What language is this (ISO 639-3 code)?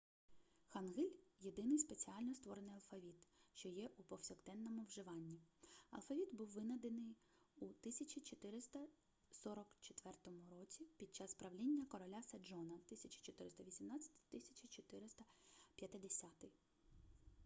ukr